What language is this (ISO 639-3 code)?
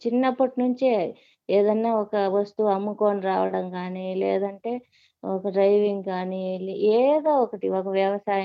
tel